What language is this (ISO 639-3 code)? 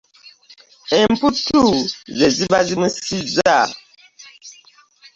lug